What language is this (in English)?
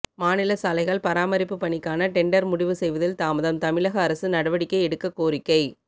Tamil